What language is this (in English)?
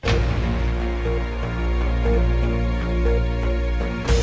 Bangla